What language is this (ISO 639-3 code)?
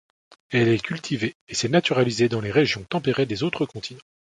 fra